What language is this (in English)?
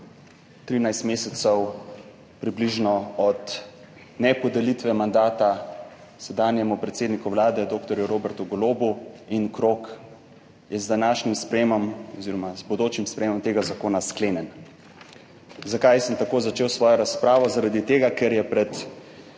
Slovenian